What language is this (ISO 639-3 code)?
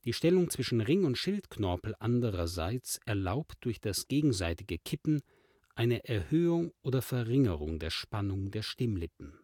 deu